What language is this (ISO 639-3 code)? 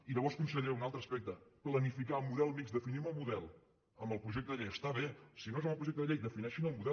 cat